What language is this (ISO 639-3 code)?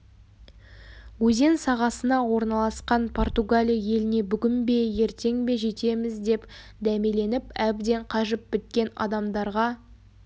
kaz